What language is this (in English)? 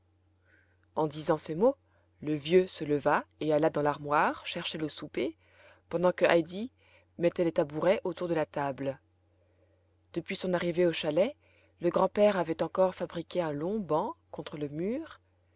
French